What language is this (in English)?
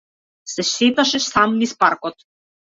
Macedonian